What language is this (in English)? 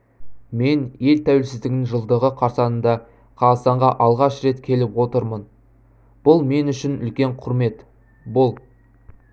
Kazakh